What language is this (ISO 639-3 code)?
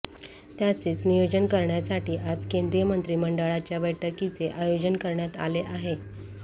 mar